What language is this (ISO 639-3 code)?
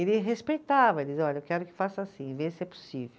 por